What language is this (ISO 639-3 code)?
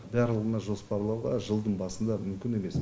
kaz